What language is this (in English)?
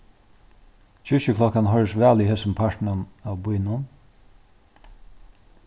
Faroese